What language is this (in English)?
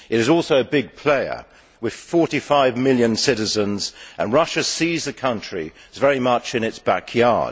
English